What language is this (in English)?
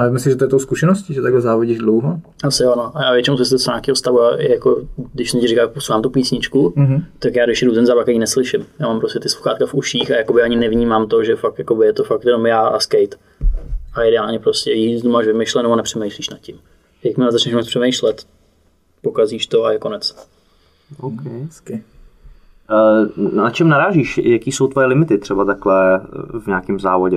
Czech